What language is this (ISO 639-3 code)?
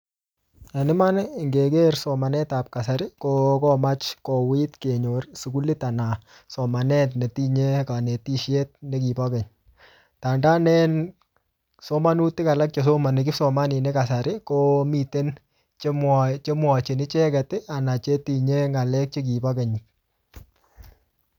kln